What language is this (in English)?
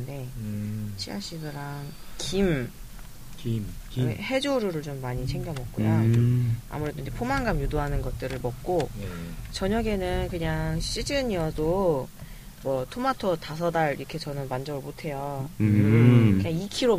Korean